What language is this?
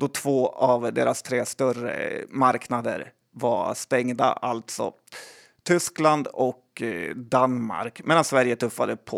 Swedish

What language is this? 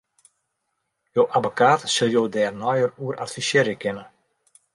Western Frisian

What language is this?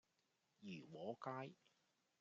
Cantonese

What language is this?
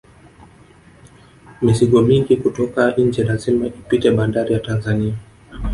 Swahili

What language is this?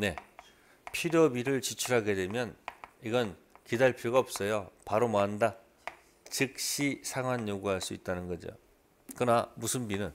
Korean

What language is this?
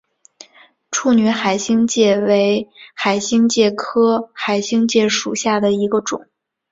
Chinese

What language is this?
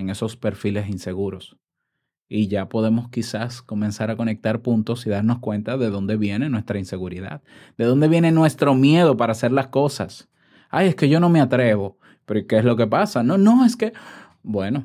Spanish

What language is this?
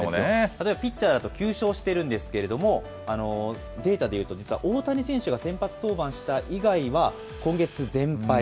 Japanese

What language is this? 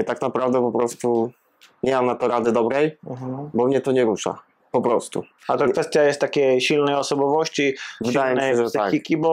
Polish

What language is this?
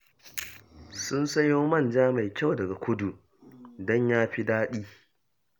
Hausa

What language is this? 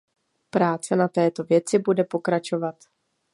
Czech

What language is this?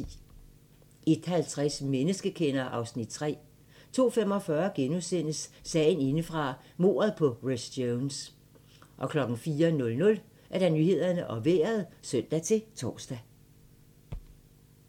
Danish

